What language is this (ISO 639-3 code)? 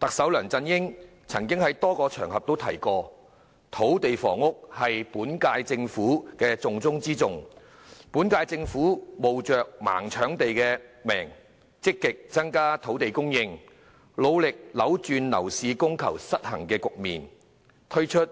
yue